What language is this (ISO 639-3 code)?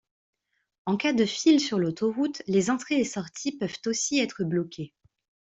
fra